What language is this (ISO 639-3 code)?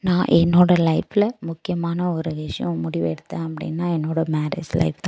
tam